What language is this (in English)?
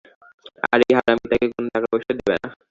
Bangla